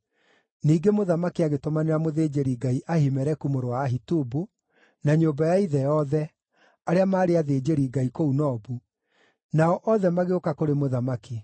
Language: Kikuyu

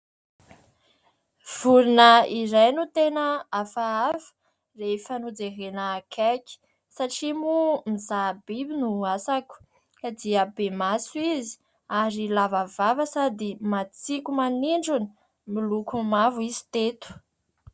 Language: Malagasy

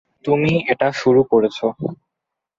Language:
Bangla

